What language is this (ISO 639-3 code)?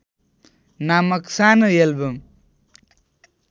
nep